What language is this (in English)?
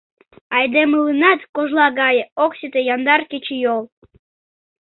Mari